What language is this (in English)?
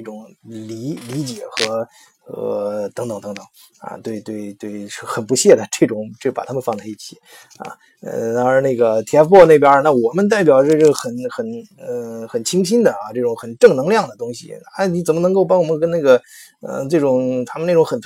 Chinese